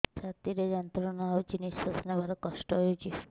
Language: Odia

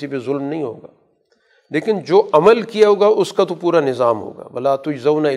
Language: Urdu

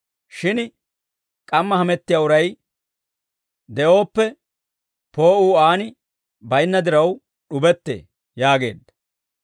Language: Dawro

